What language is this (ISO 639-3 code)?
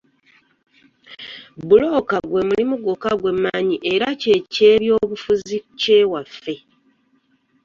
lug